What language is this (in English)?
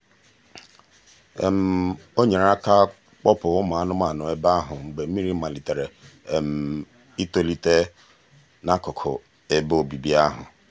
Igbo